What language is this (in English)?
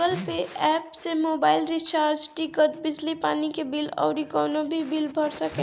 Bhojpuri